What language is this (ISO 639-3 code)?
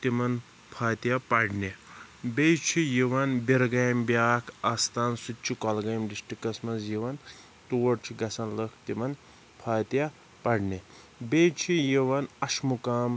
kas